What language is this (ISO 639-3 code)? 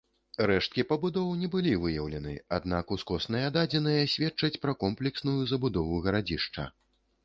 bel